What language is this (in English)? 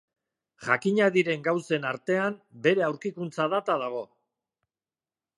Basque